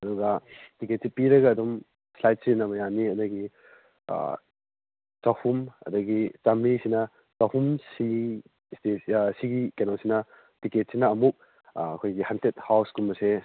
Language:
Manipuri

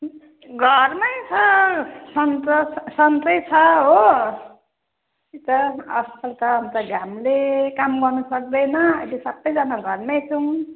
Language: Nepali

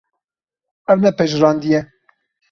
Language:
Kurdish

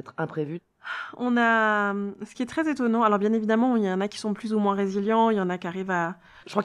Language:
French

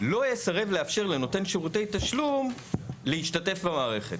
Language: Hebrew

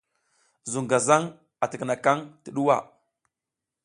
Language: South Giziga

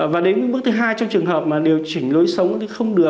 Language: Vietnamese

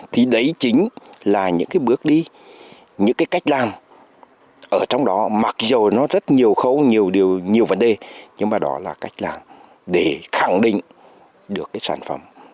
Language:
Vietnamese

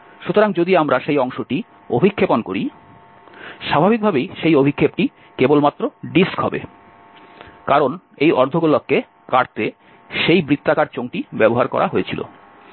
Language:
Bangla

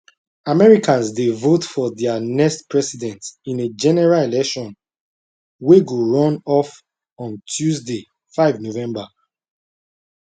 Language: Nigerian Pidgin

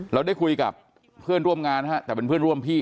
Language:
Thai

